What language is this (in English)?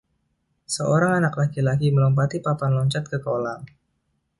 Indonesian